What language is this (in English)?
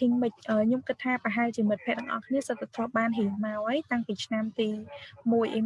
Vietnamese